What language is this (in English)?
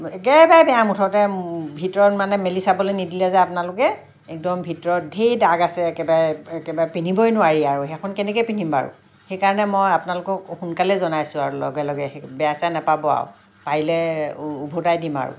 Assamese